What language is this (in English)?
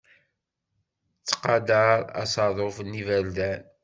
Kabyle